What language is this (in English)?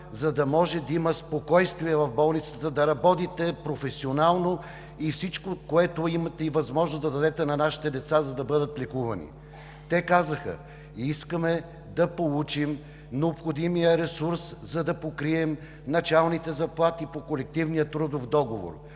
Bulgarian